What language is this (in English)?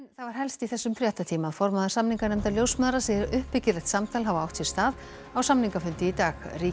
Icelandic